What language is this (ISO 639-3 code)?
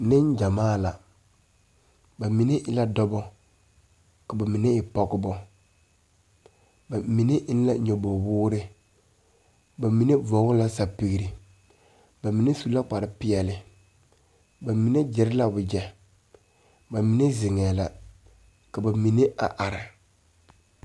dga